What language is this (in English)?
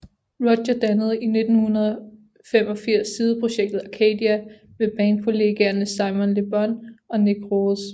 Danish